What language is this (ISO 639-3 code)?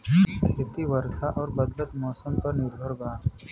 bho